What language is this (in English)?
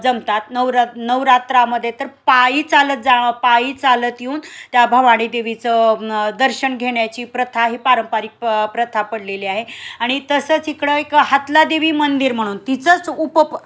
Marathi